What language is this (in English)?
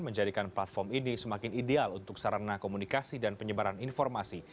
Indonesian